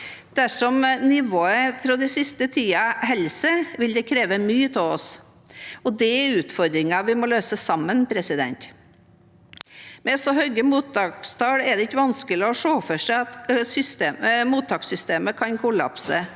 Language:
Norwegian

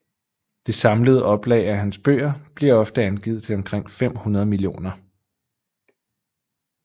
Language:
Danish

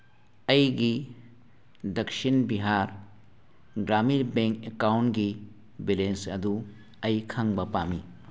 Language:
Manipuri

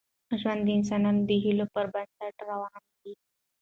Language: Pashto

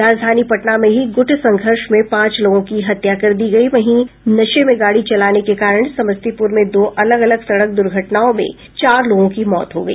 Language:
Hindi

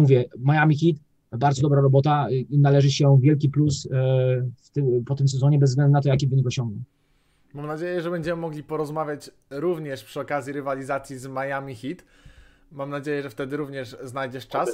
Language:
Polish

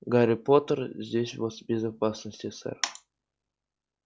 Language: Russian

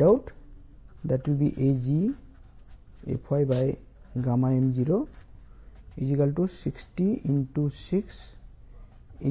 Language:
Telugu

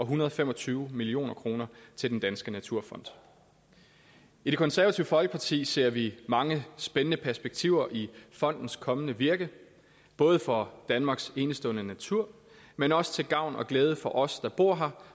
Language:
Danish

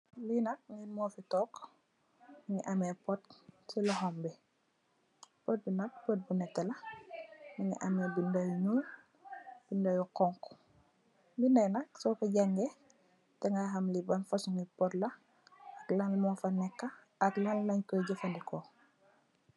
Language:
Wolof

